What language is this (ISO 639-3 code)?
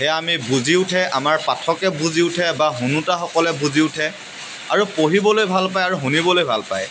asm